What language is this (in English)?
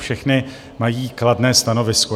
Czech